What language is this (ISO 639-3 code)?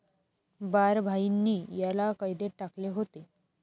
mar